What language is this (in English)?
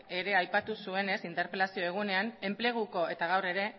Basque